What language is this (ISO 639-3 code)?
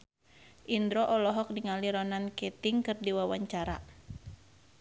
sun